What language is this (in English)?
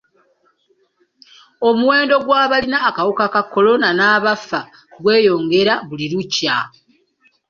Ganda